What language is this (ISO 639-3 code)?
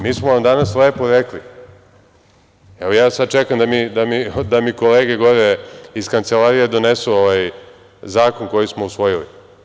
srp